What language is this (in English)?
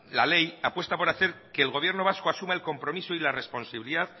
Spanish